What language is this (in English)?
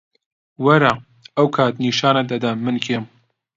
Central Kurdish